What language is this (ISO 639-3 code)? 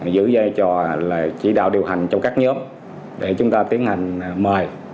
vie